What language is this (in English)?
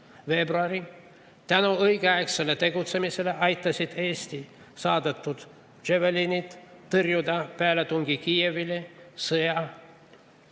Estonian